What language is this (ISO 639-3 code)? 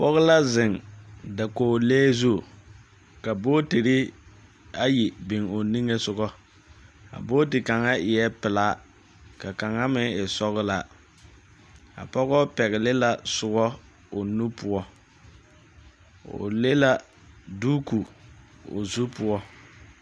dga